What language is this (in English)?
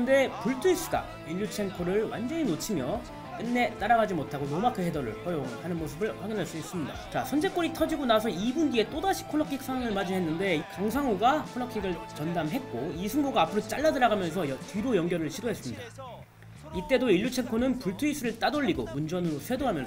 Korean